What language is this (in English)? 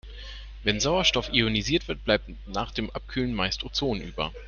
German